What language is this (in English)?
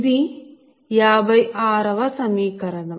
Telugu